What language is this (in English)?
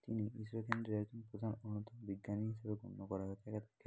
Bangla